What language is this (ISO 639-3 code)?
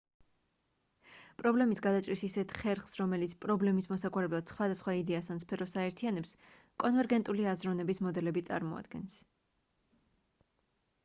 kat